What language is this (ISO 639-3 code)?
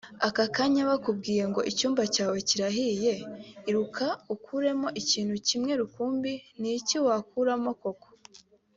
kin